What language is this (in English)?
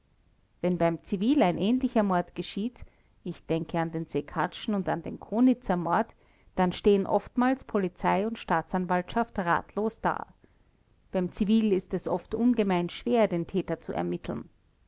German